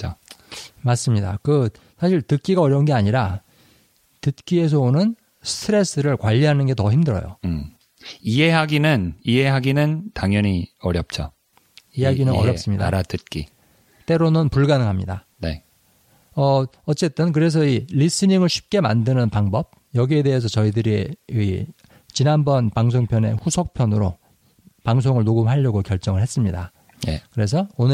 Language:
Korean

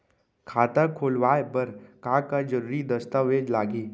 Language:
Chhattisgarhi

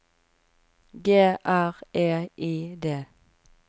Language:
Norwegian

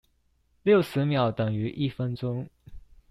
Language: Chinese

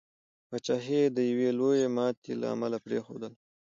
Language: Pashto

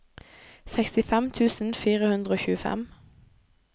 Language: Norwegian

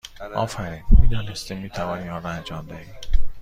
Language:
Persian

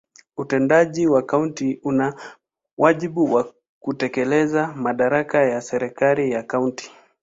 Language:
Swahili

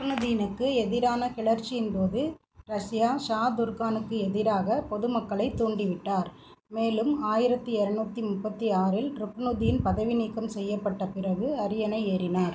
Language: Tamil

